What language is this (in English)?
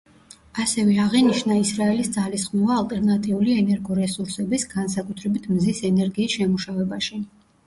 Georgian